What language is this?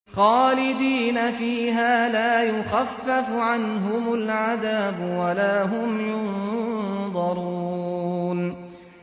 Arabic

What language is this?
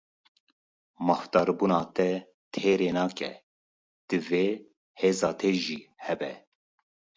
Kurdish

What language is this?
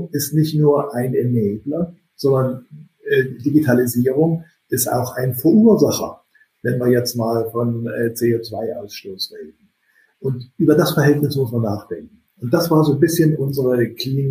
German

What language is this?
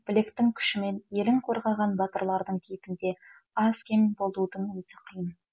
Kazakh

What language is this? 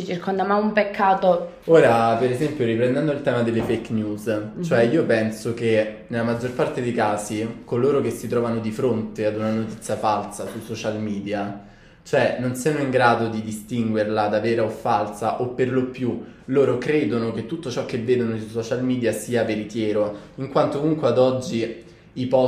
Italian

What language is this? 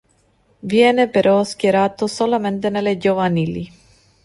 Italian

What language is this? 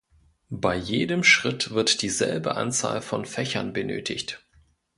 German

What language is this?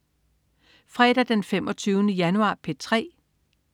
Danish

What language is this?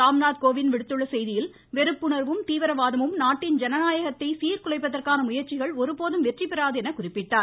Tamil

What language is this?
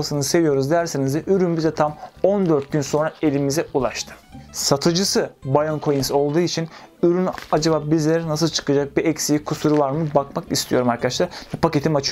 Turkish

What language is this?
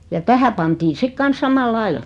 Finnish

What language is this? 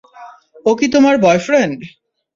Bangla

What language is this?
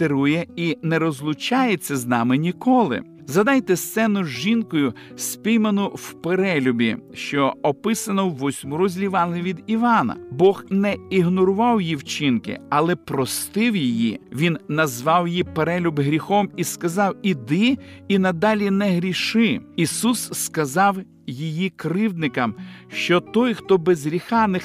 Ukrainian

